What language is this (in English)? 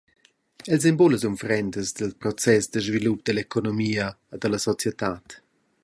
Romansh